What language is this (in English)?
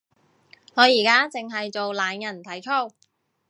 Cantonese